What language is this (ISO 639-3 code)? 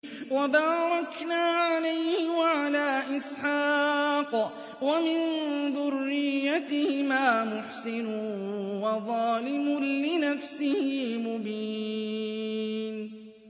ara